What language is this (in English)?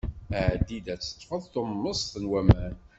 Kabyle